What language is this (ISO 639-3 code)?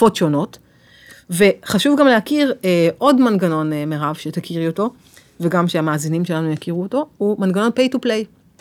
heb